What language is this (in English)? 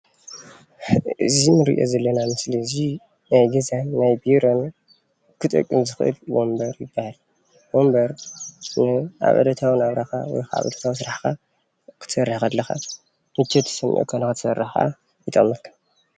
Tigrinya